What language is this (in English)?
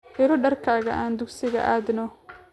Somali